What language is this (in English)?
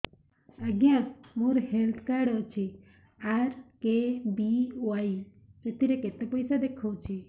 Odia